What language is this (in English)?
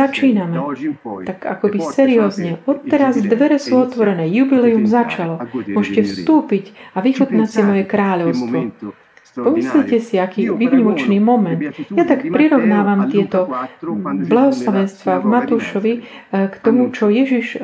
Slovak